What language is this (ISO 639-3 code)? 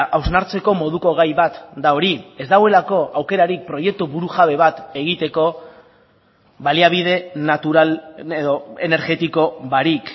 eus